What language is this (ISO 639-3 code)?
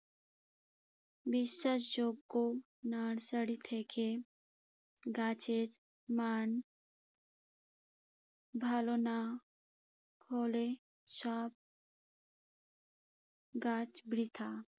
ben